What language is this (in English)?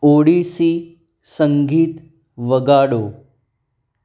Gujarati